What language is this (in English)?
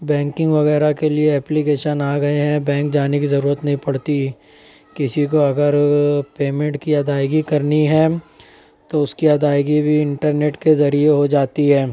Urdu